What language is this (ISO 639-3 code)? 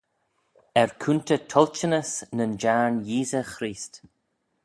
glv